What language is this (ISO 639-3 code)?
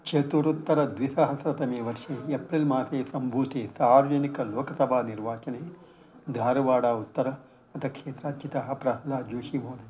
san